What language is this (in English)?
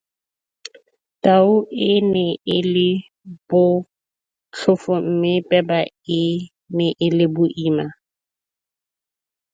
Tswana